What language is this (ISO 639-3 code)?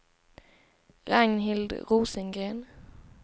swe